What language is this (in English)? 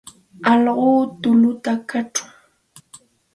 Santa Ana de Tusi Pasco Quechua